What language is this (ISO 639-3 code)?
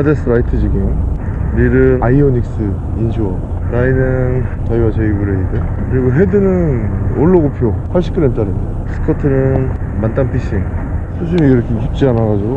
kor